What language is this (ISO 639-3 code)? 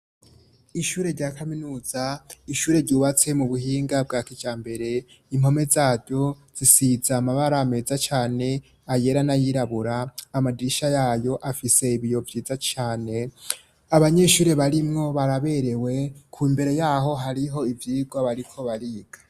run